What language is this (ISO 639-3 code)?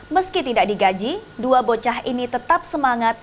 ind